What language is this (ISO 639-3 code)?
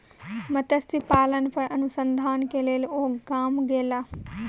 mai